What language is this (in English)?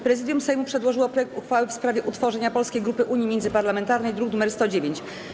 Polish